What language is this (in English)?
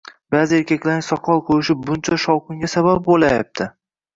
Uzbek